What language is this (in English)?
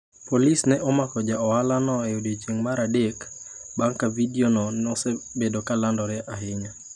Luo (Kenya and Tanzania)